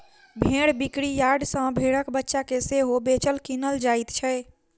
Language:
Maithili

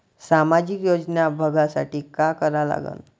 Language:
Marathi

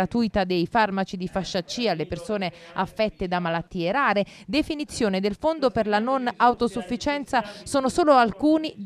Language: Italian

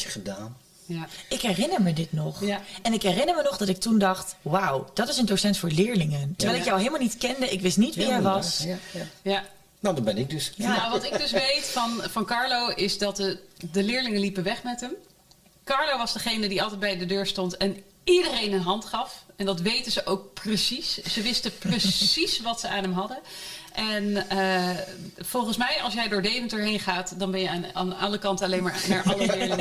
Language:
Dutch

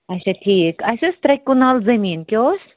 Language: Kashmiri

